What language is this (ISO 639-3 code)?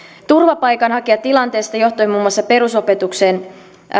fin